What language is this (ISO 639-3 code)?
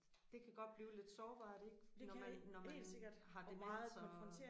dan